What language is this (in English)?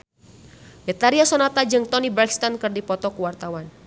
Sundanese